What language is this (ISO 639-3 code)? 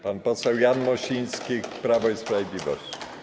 pol